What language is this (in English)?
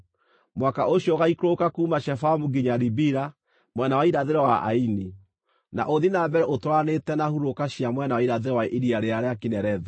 Kikuyu